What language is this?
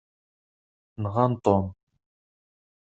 Kabyle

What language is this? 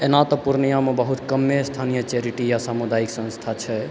Maithili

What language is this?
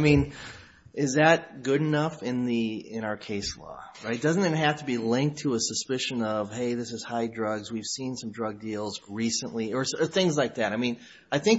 English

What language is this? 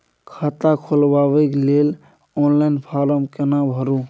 Maithili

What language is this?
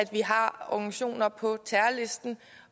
Danish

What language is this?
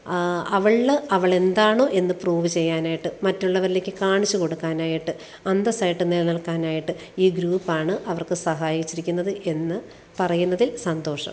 Malayalam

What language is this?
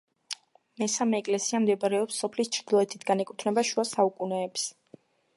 Georgian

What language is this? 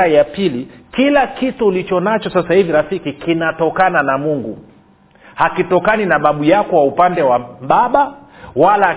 Swahili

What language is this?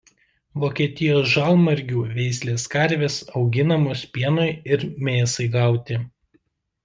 Lithuanian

